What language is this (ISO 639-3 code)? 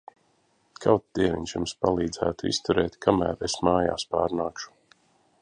lav